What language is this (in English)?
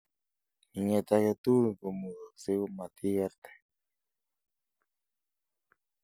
Kalenjin